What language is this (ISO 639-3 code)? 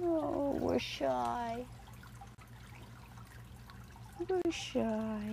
eng